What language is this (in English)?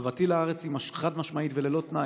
Hebrew